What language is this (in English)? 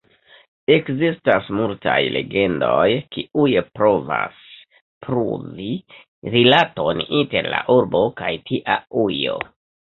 Esperanto